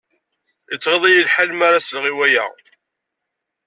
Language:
Kabyle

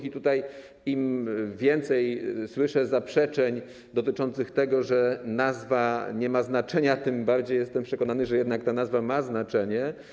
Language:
Polish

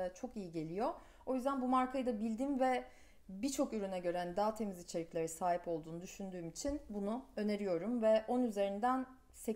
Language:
Turkish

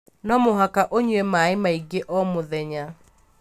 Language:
Kikuyu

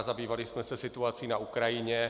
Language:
Czech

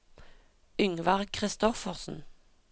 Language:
Norwegian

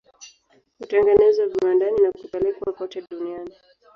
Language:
Swahili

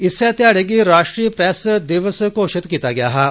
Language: Dogri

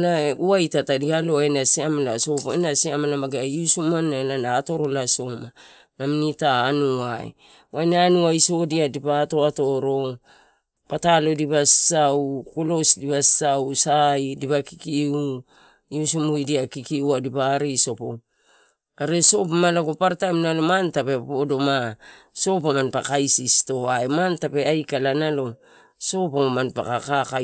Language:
Torau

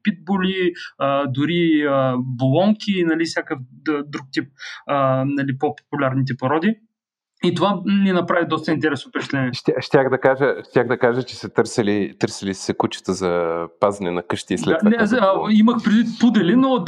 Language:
Bulgarian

